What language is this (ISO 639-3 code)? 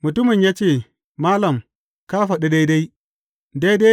hau